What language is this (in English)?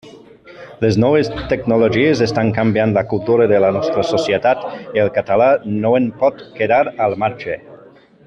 Catalan